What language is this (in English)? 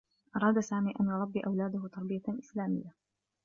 Arabic